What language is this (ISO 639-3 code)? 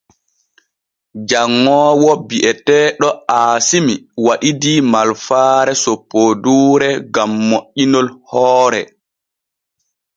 fue